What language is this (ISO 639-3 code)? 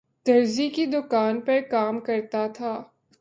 urd